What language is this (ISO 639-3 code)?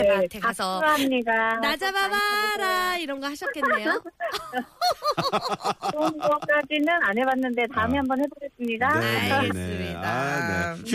kor